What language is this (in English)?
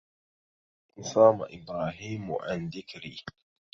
Arabic